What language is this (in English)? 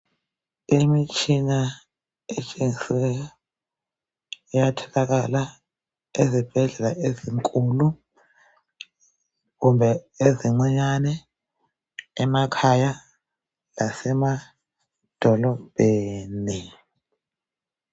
North Ndebele